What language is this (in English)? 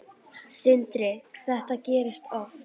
Icelandic